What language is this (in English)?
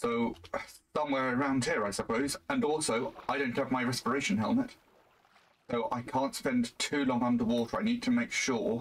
English